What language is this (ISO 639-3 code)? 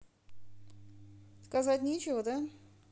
rus